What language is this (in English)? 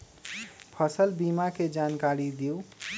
Magahi